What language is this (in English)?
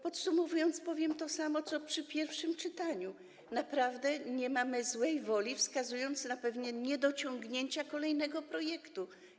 Polish